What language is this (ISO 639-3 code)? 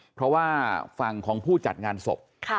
tha